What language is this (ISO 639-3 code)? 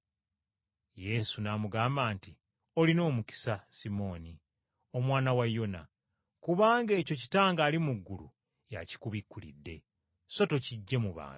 lug